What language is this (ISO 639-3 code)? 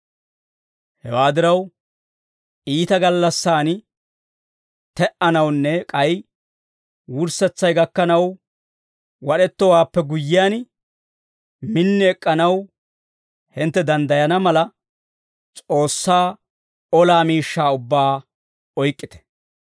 dwr